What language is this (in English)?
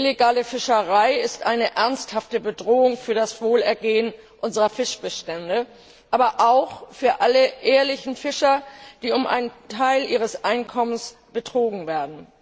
German